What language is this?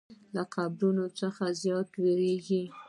Pashto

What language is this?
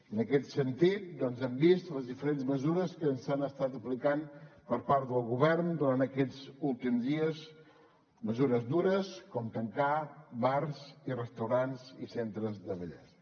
Catalan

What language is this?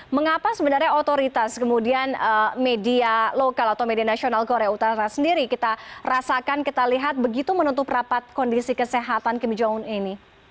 Indonesian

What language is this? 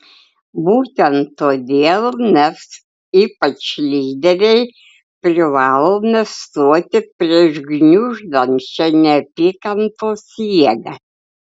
Lithuanian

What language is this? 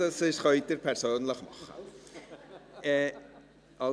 Swiss German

